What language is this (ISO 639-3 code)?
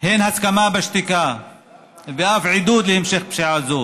heb